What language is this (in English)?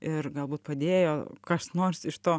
Lithuanian